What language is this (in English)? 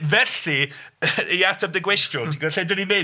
Welsh